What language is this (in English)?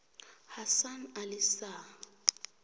South Ndebele